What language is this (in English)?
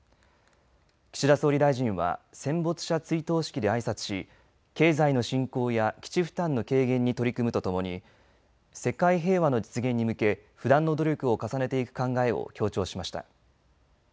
Japanese